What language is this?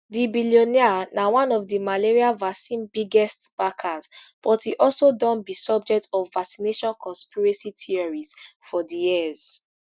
Nigerian Pidgin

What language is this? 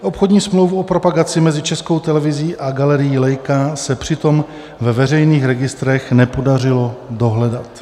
Czech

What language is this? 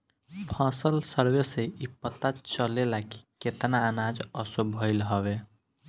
Bhojpuri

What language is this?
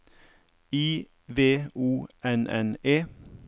Norwegian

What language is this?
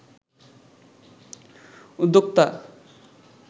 Bangla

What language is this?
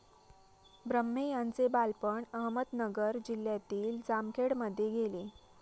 Marathi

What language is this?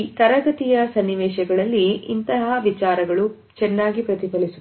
Kannada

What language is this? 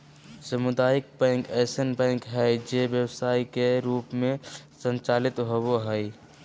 Magahi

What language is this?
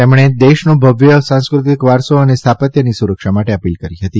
Gujarati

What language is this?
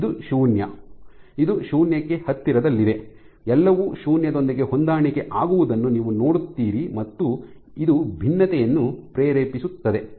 Kannada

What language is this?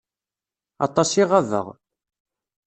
Kabyle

